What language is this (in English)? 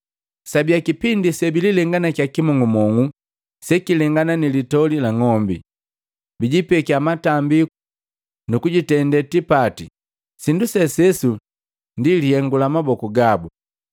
Matengo